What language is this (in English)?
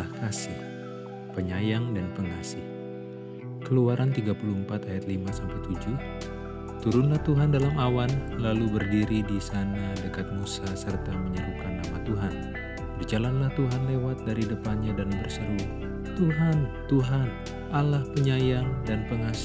Indonesian